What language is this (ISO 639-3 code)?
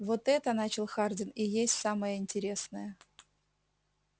rus